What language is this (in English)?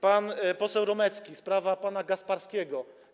Polish